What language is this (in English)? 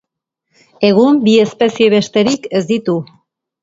Basque